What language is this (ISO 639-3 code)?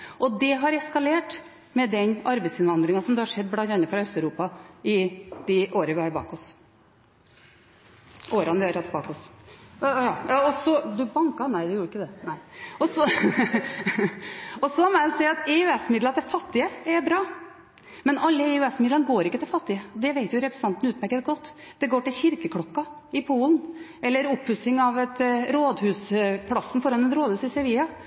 nob